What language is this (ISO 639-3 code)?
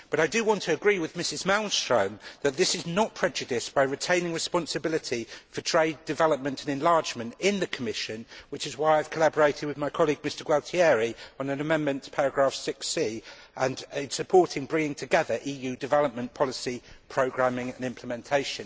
eng